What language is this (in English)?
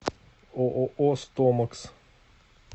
Russian